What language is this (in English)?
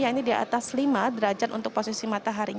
Indonesian